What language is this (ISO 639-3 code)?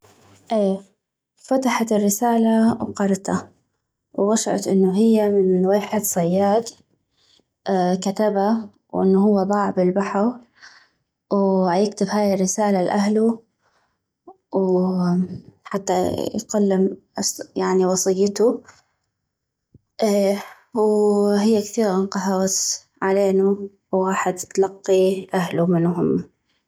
ayp